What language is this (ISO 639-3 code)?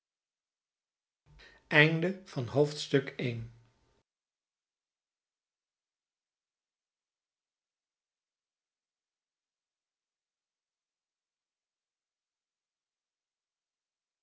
nld